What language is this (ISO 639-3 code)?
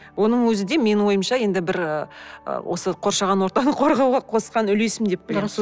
kaz